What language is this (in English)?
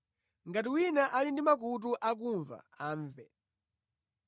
Nyanja